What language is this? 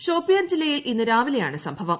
Malayalam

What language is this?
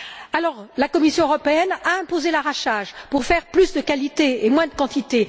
French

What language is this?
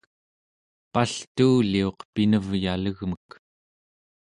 Central Yupik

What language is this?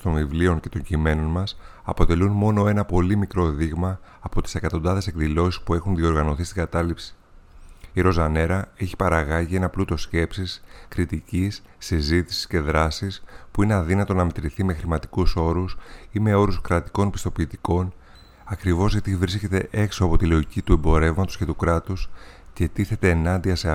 Greek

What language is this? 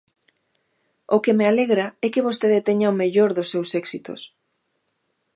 Galician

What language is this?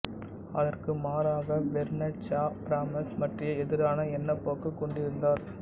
Tamil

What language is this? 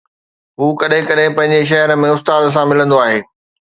Sindhi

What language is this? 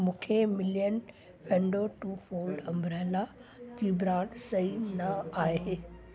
Sindhi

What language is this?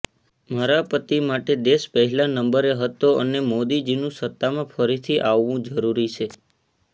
Gujarati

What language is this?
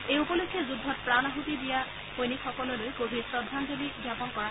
Assamese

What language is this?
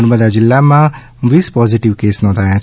Gujarati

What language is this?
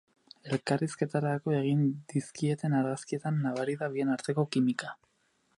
Basque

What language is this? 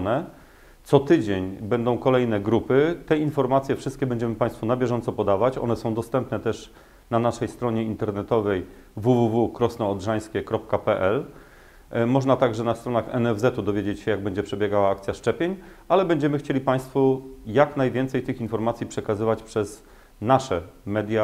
Polish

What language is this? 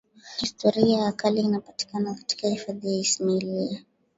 Swahili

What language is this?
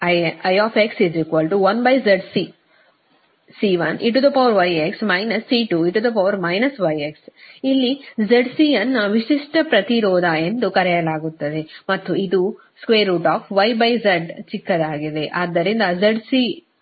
Kannada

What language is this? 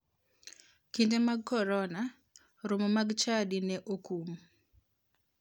Luo (Kenya and Tanzania)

